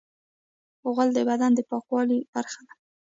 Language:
Pashto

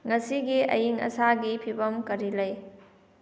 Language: Manipuri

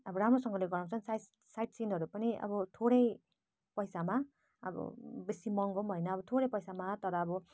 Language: Nepali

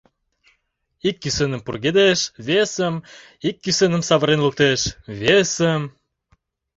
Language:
Mari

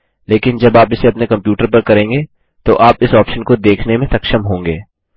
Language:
Hindi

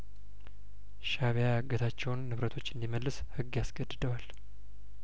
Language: Amharic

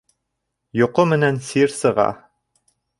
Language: Bashkir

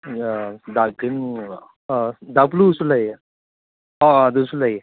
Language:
Manipuri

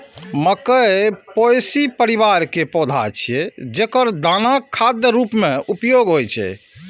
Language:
Maithili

